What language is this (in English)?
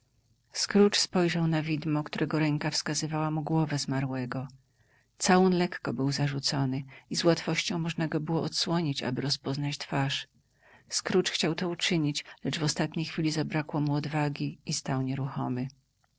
Polish